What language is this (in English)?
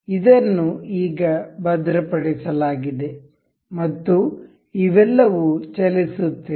Kannada